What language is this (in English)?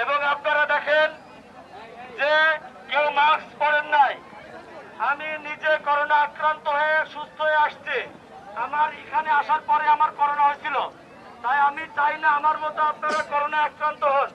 Bangla